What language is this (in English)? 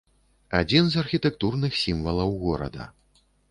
Belarusian